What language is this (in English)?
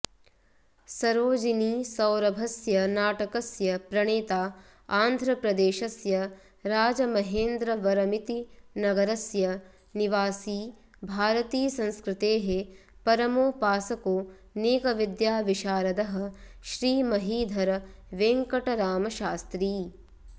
Sanskrit